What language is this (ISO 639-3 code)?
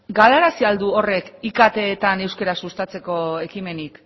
eus